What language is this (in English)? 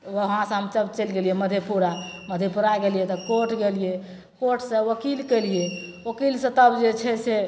Maithili